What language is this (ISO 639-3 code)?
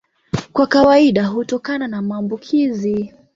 swa